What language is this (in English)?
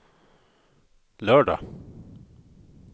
Swedish